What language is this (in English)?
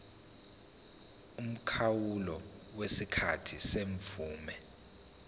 Zulu